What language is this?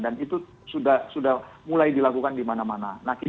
Indonesian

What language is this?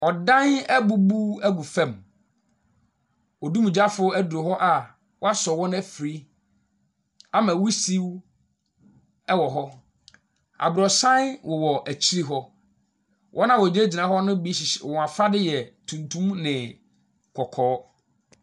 Akan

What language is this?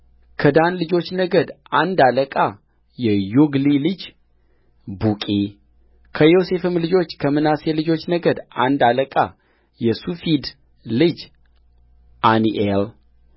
Amharic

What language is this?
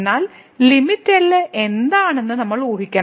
Malayalam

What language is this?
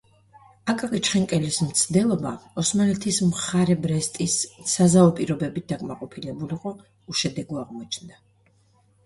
Georgian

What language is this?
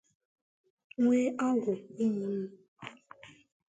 Igbo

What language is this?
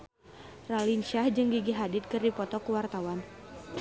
Sundanese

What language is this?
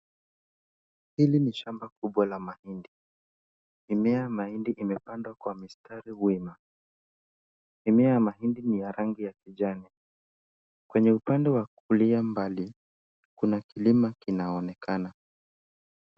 Swahili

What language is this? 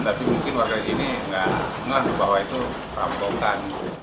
Indonesian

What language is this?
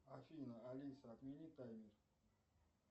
Russian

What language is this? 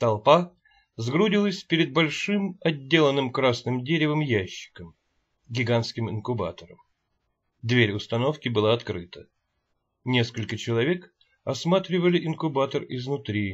Russian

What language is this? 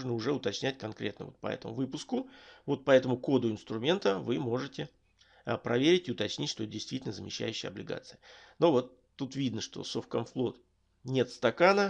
Russian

